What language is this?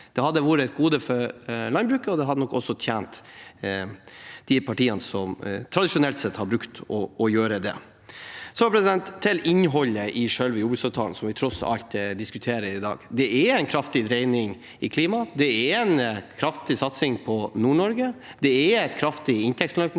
Norwegian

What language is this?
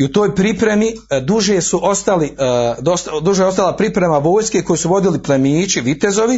Croatian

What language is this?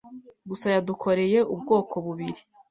Kinyarwanda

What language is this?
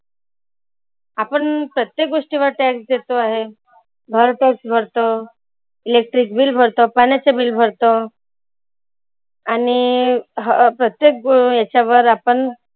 Marathi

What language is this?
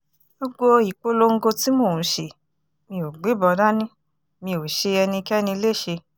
Yoruba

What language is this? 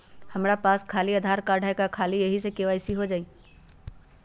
Magahi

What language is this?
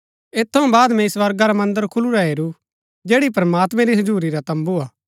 Gaddi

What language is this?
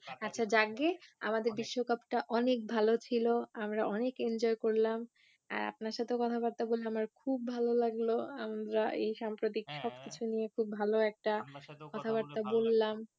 Bangla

